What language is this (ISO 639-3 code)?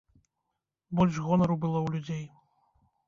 bel